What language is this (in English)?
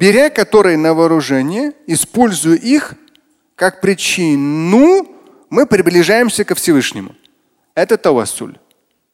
Russian